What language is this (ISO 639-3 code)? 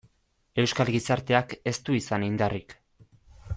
eus